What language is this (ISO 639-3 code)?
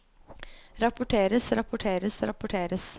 nor